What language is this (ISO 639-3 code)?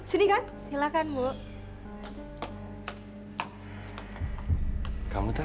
ind